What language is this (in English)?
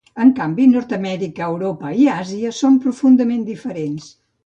Catalan